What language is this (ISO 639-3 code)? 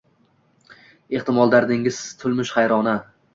uzb